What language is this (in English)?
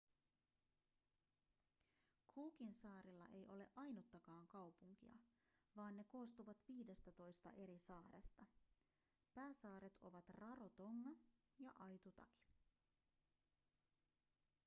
Finnish